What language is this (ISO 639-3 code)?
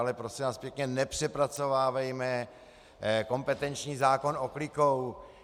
ces